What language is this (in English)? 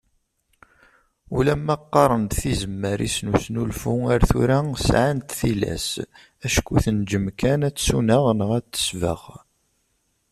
Kabyle